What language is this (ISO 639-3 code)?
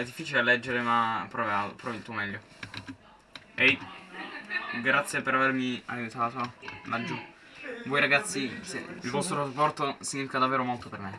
ita